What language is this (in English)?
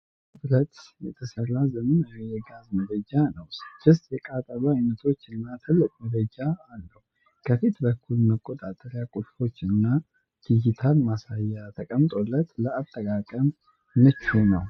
Amharic